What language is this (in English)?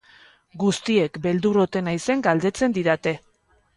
Basque